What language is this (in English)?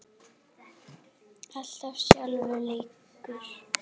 Icelandic